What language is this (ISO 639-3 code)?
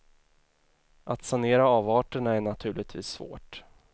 swe